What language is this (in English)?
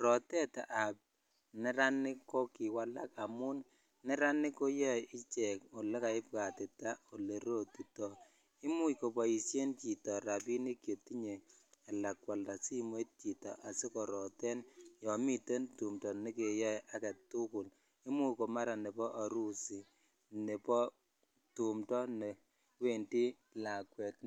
Kalenjin